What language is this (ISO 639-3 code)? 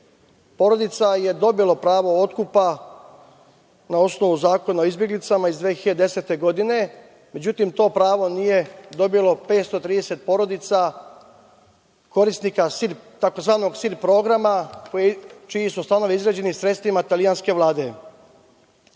srp